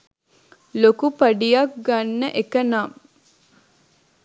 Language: Sinhala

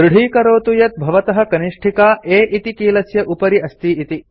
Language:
Sanskrit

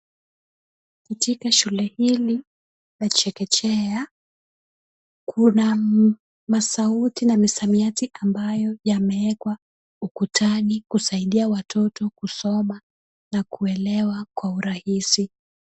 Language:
Swahili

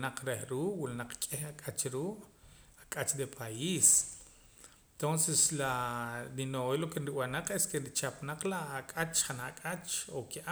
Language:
Poqomam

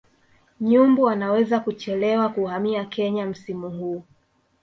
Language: Swahili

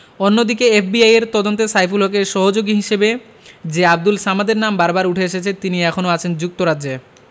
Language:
Bangla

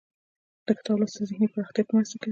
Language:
Pashto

